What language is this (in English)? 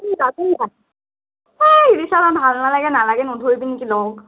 Assamese